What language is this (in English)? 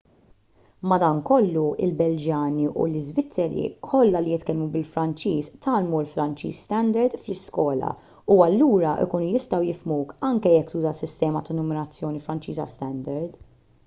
Maltese